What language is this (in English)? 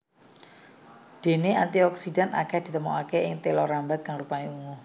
Javanese